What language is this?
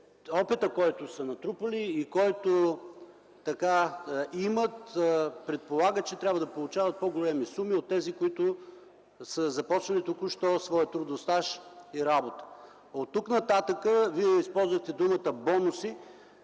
Bulgarian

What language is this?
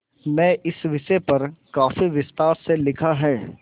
Hindi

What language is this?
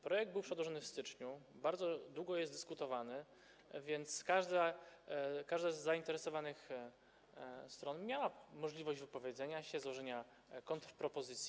Polish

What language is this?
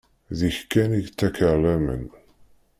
Kabyle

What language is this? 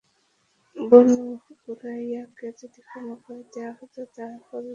Bangla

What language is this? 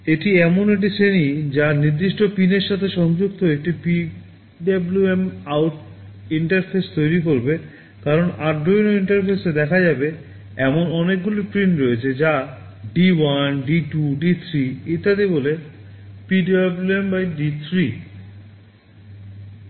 Bangla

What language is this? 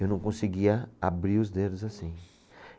Portuguese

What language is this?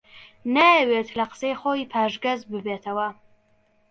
Central Kurdish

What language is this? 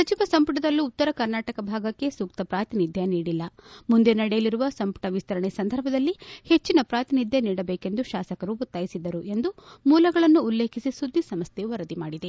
Kannada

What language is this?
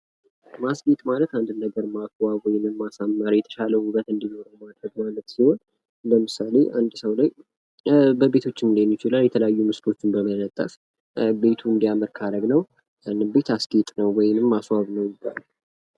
Amharic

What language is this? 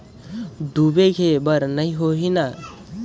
Chhattisgarhi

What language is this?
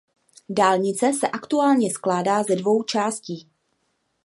Czech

